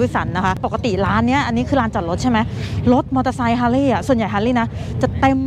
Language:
Thai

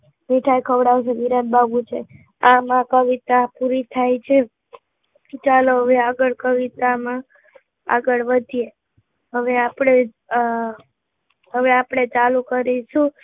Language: Gujarati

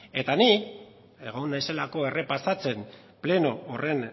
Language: Basque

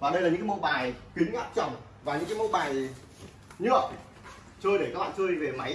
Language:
Vietnamese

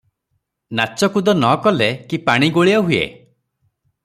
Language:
Odia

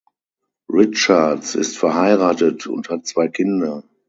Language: German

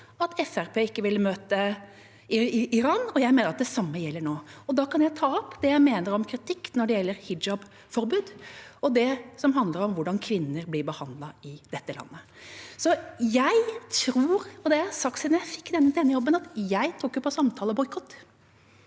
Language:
Norwegian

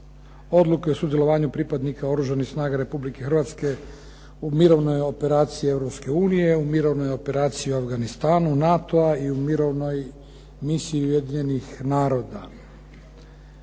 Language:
Croatian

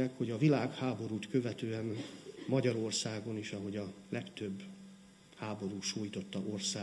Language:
Hungarian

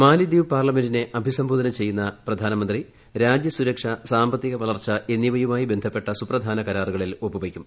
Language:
Malayalam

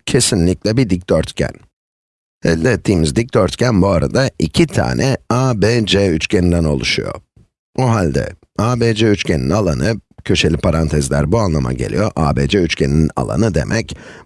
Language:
Turkish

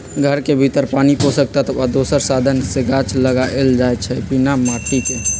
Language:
Magahi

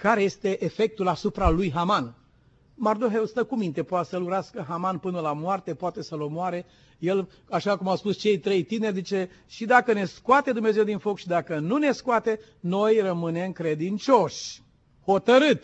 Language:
Romanian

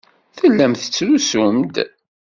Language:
Kabyle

